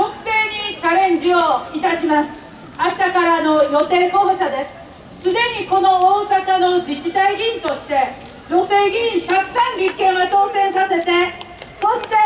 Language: Japanese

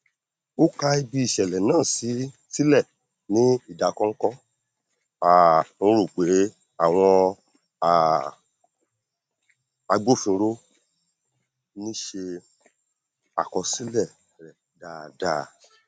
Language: Yoruba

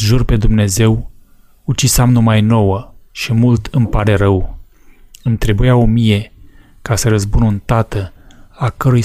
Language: Romanian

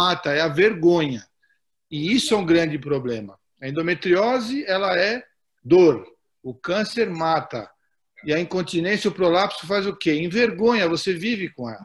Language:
Portuguese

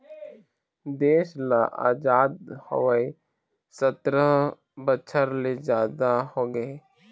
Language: Chhattisgarhi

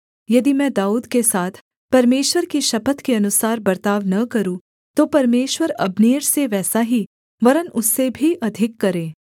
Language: Hindi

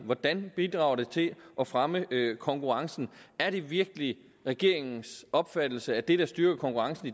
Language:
Danish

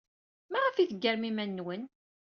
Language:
Kabyle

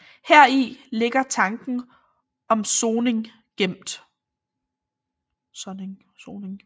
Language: Danish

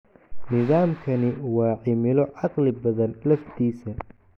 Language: Somali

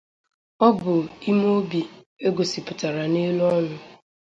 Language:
Igbo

